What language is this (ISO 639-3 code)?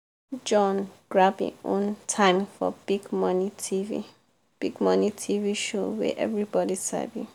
pcm